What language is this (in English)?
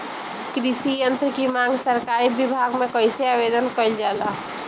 Bhojpuri